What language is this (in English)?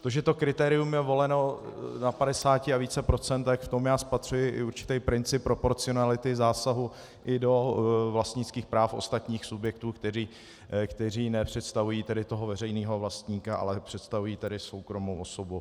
Czech